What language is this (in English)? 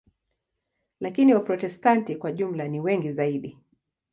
Swahili